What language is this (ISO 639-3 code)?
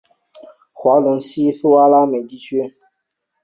zho